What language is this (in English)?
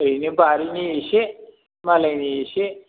Bodo